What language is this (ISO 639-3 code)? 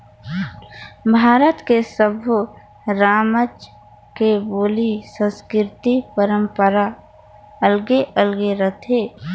hne